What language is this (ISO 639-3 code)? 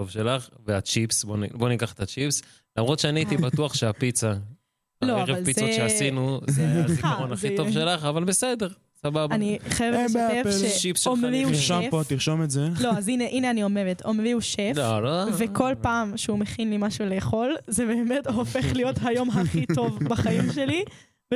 heb